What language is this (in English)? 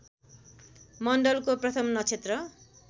Nepali